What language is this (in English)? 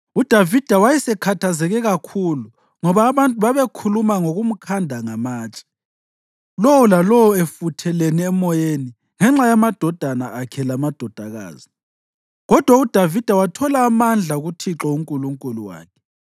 North Ndebele